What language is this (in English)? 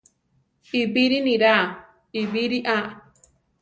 Central Tarahumara